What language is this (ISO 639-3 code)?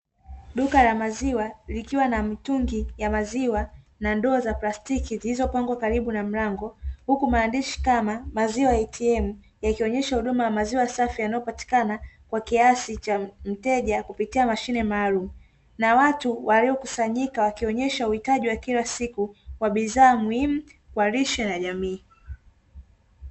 swa